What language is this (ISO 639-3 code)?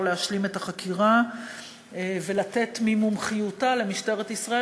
heb